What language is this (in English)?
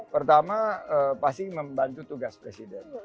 Indonesian